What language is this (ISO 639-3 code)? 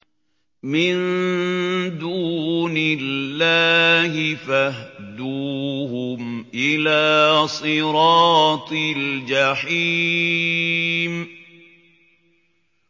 ara